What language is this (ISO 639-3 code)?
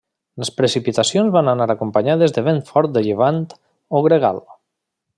cat